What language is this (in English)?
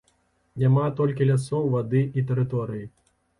Belarusian